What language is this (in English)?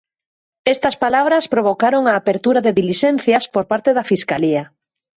Galician